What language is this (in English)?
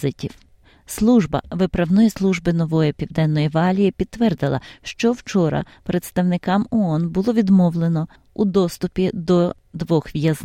Ukrainian